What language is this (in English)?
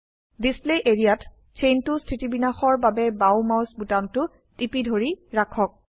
Assamese